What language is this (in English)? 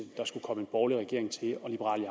Danish